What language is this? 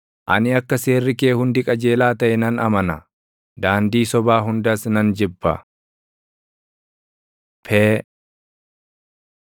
Oromo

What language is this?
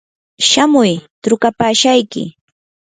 Yanahuanca Pasco Quechua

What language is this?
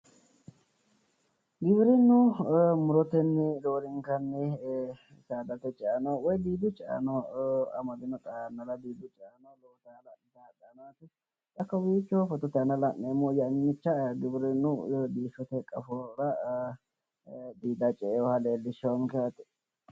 Sidamo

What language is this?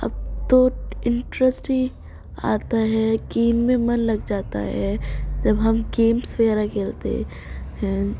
Urdu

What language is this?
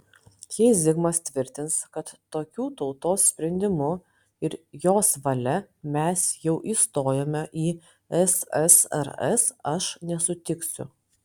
Lithuanian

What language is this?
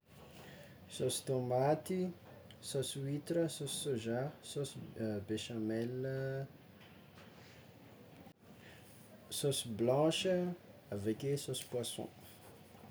Tsimihety Malagasy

